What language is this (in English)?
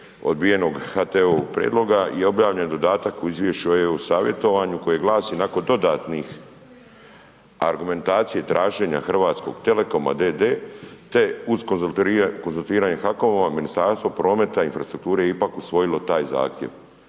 Croatian